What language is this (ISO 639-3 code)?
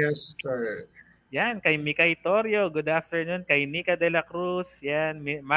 fil